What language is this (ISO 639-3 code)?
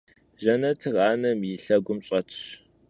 kbd